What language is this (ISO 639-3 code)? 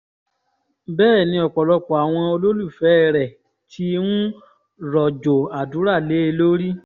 yor